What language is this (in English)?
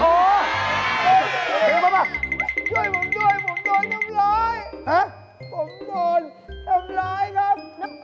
Thai